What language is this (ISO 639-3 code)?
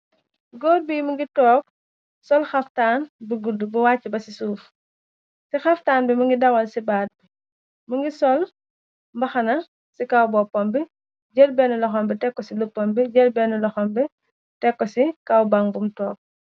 wol